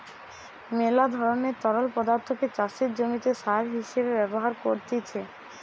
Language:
Bangla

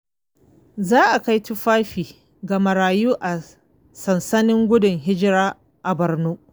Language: Hausa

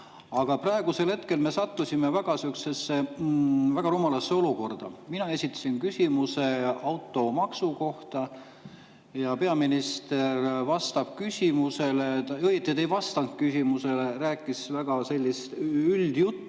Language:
Estonian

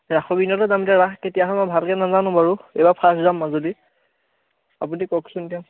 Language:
Assamese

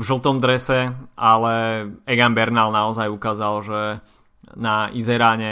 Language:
Slovak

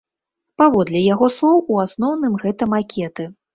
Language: Belarusian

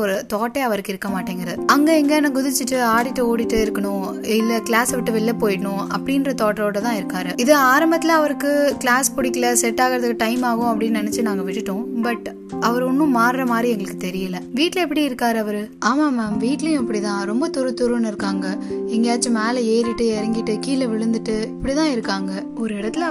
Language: Tamil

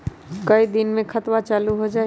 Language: Magahi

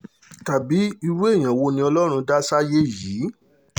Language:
Yoruba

